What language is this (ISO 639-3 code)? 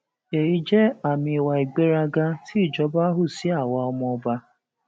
yor